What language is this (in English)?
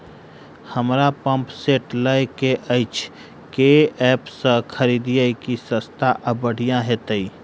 Maithili